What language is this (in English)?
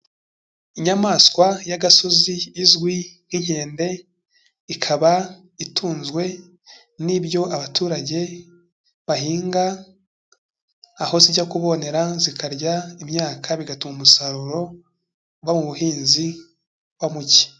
Kinyarwanda